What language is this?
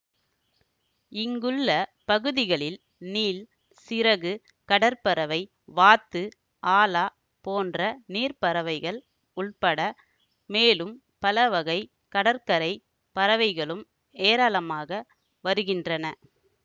Tamil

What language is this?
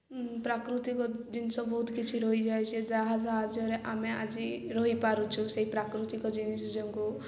Odia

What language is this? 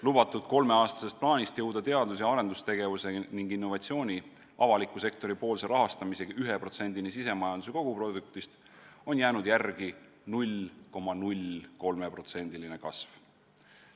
Estonian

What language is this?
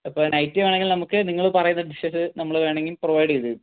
Malayalam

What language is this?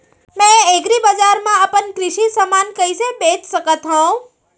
Chhattisgarhi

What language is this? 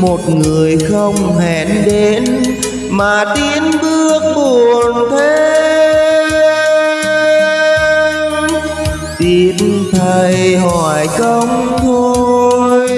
Vietnamese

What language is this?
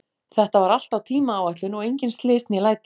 Icelandic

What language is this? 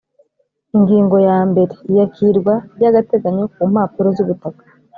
Kinyarwanda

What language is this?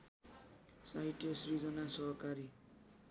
Nepali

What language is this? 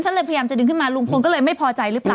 Thai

